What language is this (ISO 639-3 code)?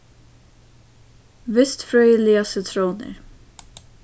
fao